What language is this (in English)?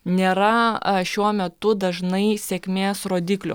Lithuanian